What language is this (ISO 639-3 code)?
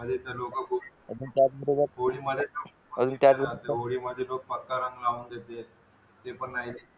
mar